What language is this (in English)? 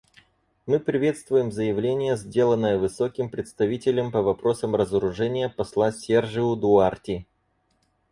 Russian